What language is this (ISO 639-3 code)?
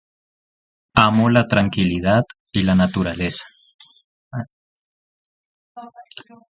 spa